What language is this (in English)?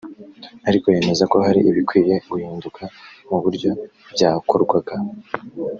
Kinyarwanda